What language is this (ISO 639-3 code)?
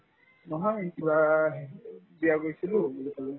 asm